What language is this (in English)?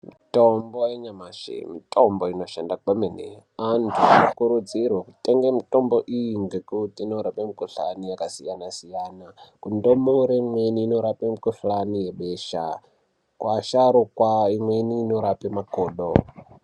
Ndau